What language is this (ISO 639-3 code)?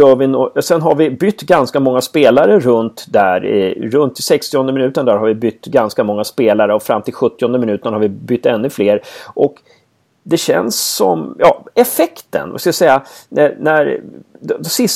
swe